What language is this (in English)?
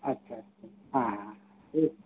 Santali